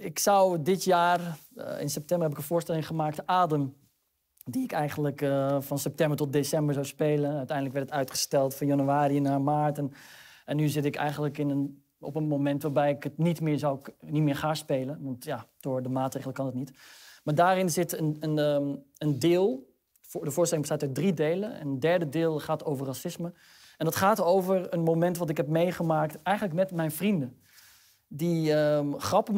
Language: Dutch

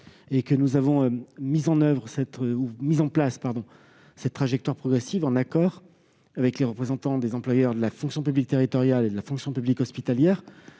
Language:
French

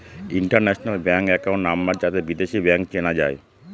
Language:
Bangla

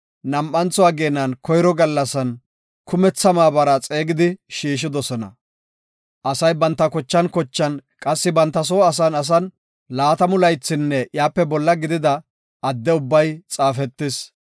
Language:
Gofa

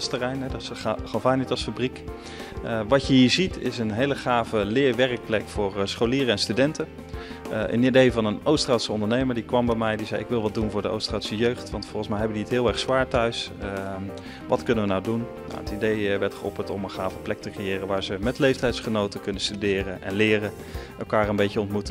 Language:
Dutch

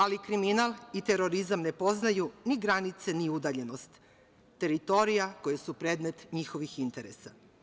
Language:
Serbian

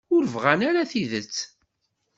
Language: Kabyle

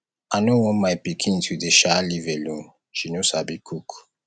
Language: Nigerian Pidgin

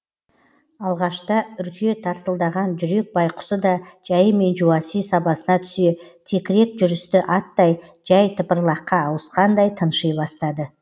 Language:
Kazakh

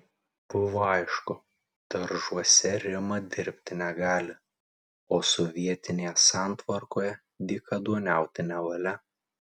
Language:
Lithuanian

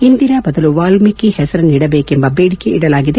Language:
Kannada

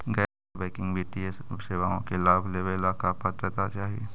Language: Magahi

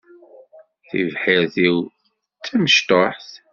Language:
Kabyle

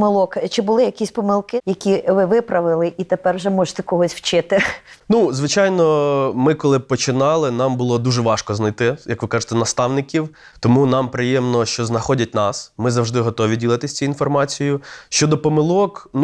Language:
Ukrainian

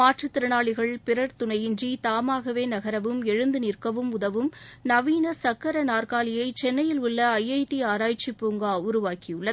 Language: Tamil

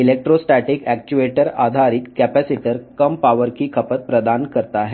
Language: Telugu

